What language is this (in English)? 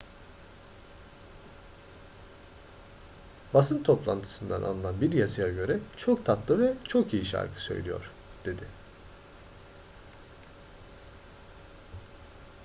Turkish